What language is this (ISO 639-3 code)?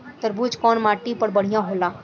bho